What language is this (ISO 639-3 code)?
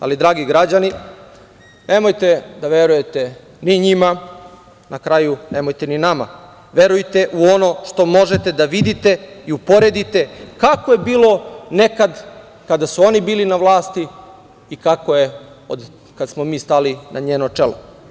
srp